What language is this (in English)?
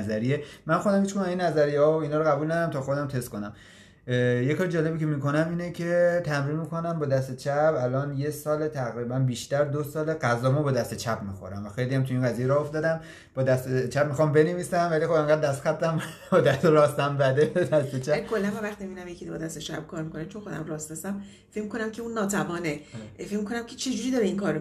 Persian